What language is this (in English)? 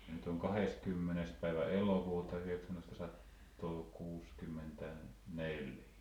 Finnish